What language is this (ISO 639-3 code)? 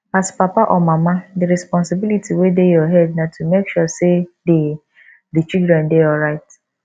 pcm